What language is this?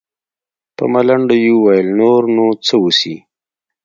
Pashto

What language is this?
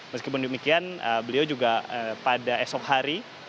Indonesian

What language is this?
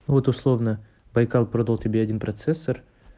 Russian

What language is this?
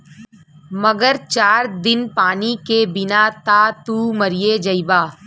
Bhojpuri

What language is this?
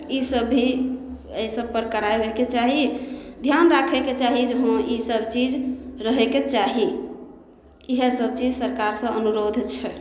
Maithili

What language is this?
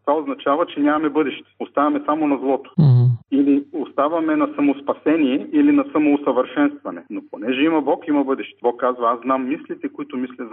Bulgarian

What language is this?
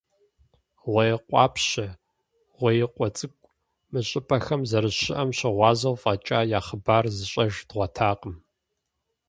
Kabardian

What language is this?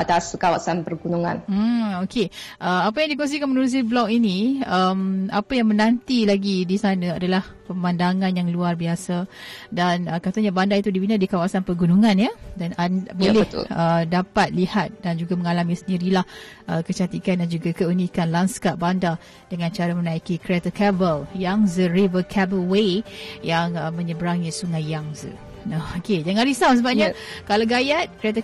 Malay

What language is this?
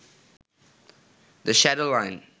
Bangla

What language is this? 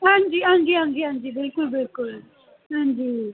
Dogri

